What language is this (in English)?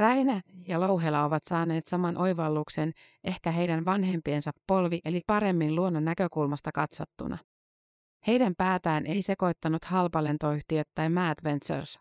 Finnish